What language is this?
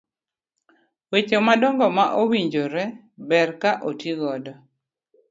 Luo (Kenya and Tanzania)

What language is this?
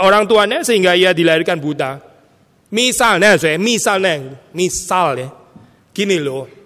Indonesian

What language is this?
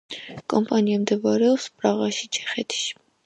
Georgian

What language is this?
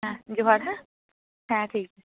Santali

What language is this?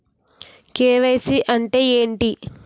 Telugu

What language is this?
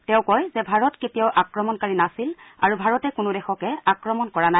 Assamese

